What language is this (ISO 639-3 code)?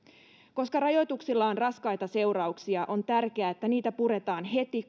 fin